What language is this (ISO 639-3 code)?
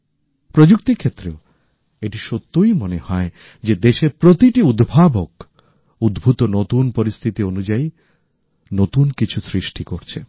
ben